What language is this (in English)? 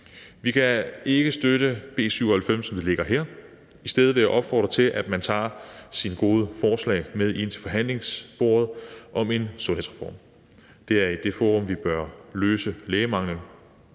Danish